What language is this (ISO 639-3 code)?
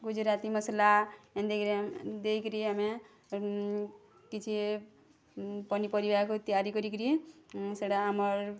ori